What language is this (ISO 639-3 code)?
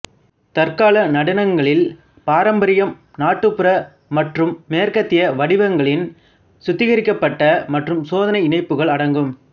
tam